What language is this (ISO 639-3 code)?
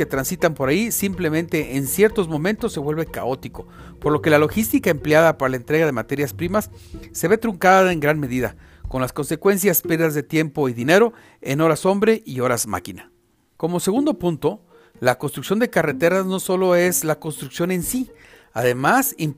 spa